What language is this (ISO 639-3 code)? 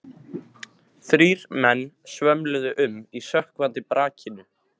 isl